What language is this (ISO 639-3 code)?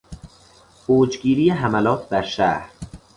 fas